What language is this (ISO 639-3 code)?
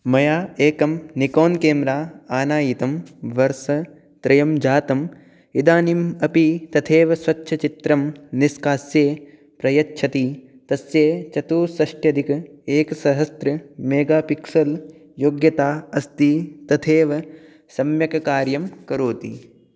san